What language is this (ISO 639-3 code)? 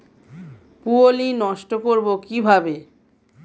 ben